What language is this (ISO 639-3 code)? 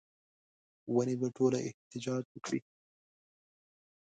pus